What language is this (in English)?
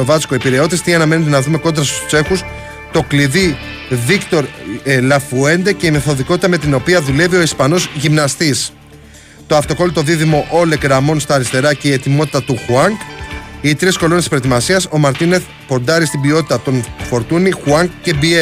Greek